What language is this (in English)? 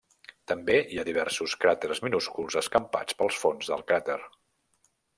Catalan